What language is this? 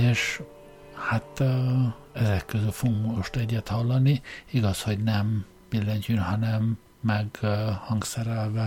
Hungarian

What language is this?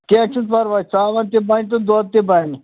Kashmiri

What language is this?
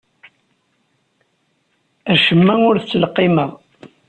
Kabyle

